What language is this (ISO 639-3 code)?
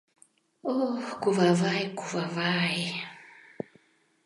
chm